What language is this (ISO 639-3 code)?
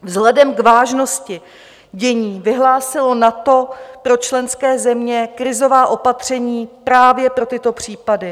ces